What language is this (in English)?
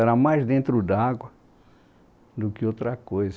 Portuguese